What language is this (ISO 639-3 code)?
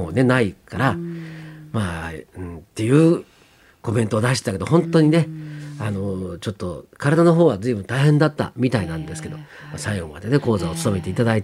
jpn